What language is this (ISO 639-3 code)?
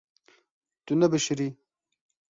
kur